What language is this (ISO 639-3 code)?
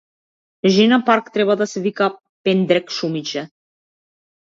mkd